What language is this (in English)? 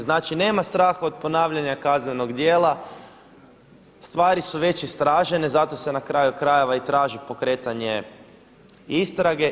Croatian